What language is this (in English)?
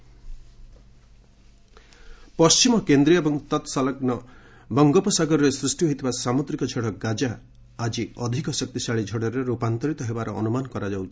Odia